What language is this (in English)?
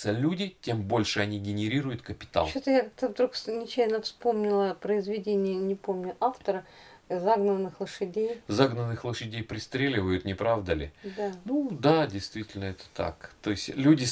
Russian